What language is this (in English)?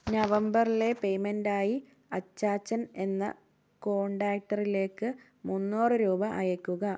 Malayalam